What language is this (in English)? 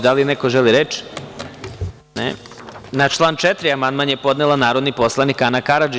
Serbian